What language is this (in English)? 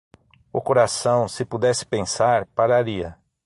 Portuguese